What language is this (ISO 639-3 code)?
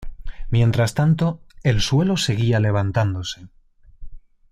spa